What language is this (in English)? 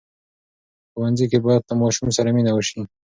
Pashto